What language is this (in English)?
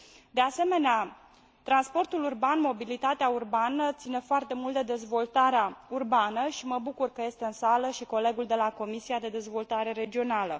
Romanian